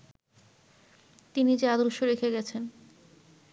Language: Bangla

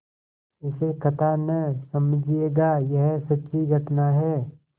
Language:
Hindi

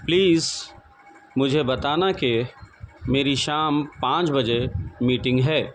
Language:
Urdu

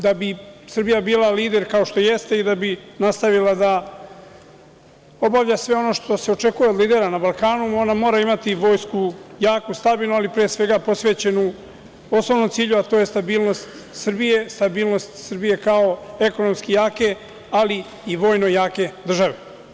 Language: Serbian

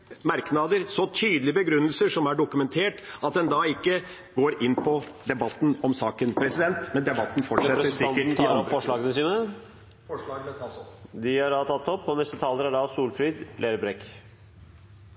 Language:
Norwegian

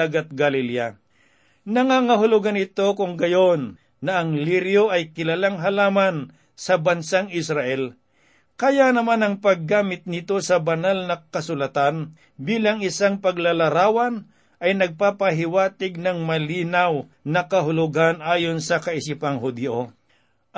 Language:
Filipino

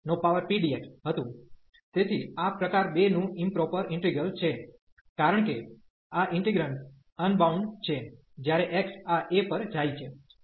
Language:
Gujarati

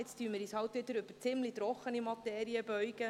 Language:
Swiss German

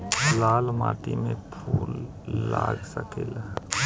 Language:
Bhojpuri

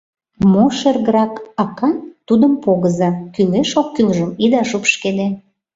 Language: Mari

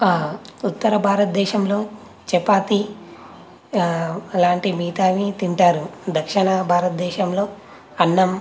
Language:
Telugu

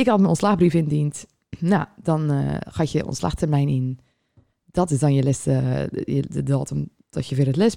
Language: Dutch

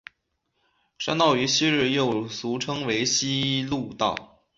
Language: Chinese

